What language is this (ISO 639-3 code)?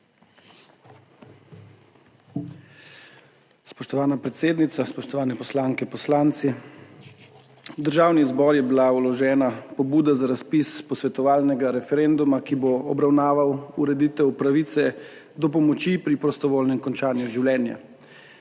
slv